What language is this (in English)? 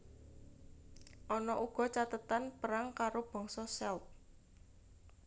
Javanese